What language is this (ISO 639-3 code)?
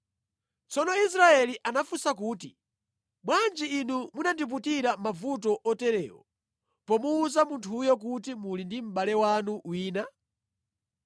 nya